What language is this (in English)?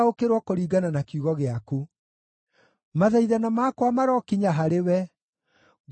Kikuyu